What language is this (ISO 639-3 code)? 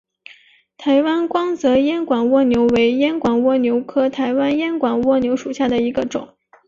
zho